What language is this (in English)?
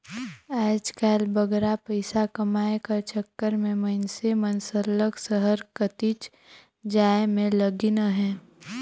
Chhattisgarhi